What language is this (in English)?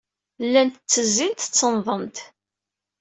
Kabyle